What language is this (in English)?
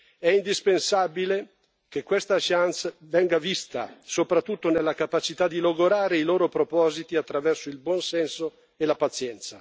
Italian